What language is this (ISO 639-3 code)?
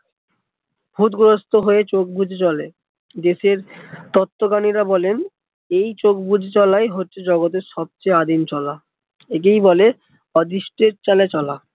ben